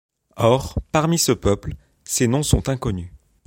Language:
French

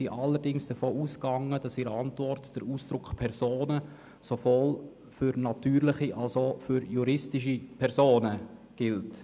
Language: Swiss German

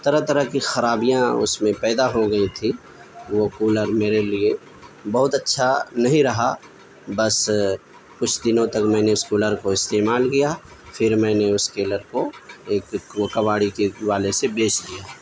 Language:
Urdu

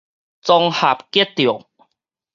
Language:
Min Nan Chinese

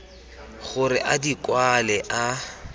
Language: Tswana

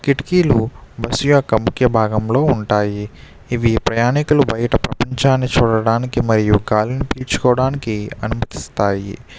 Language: Telugu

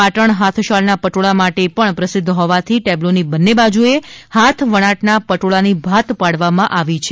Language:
Gujarati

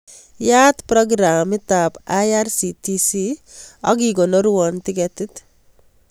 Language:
Kalenjin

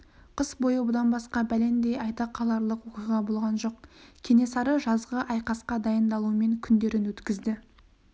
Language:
Kazakh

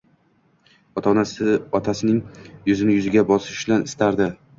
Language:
Uzbek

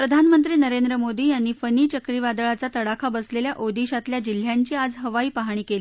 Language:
Marathi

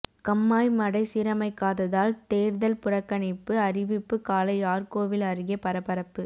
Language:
Tamil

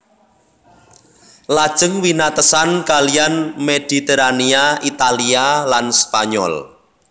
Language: Javanese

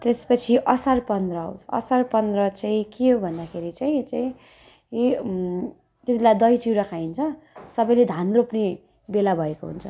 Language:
Nepali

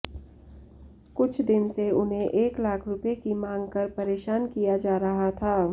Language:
Hindi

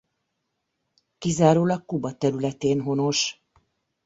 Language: Hungarian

